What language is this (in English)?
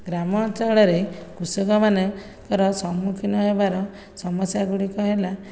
Odia